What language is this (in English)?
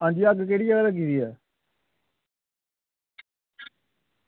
Dogri